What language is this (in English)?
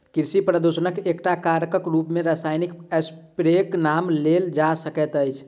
Maithili